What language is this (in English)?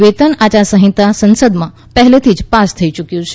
Gujarati